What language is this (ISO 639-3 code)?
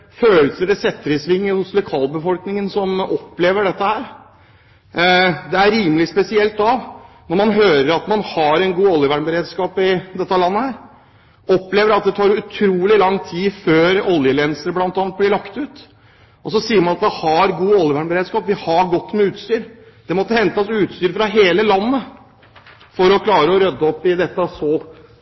nob